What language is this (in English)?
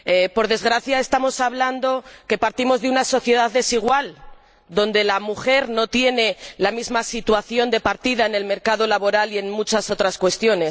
Spanish